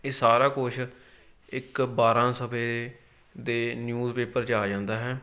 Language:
Punjabi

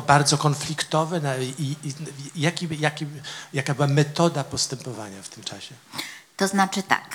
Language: Polish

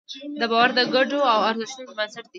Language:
Pashto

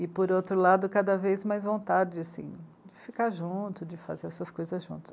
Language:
Portuguese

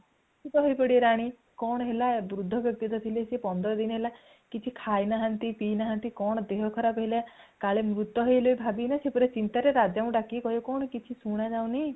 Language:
Odia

